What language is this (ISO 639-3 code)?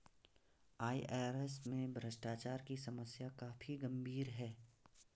hin